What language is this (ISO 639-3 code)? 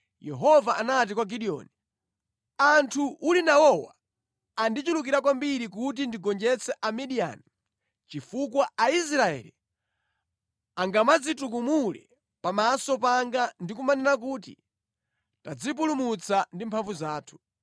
nya